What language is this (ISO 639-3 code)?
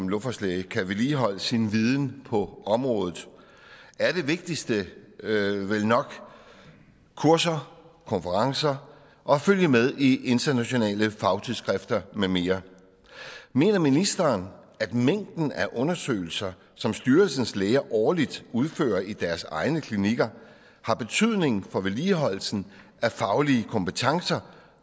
dan